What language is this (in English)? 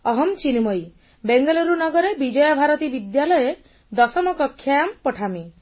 Odia